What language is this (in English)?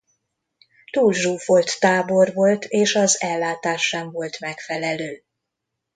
Hungarian